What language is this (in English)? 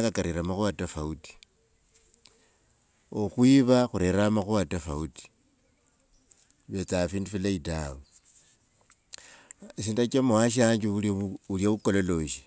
Wanga